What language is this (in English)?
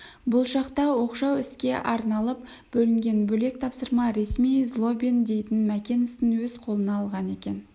Kazakh